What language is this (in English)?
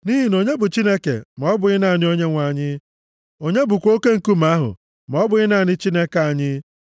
Igbo